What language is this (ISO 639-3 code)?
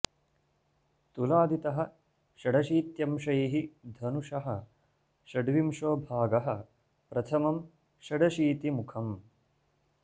san